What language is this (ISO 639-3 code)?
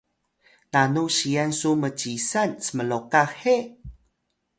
tay